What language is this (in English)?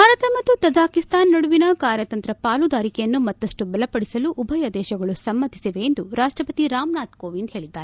Kannada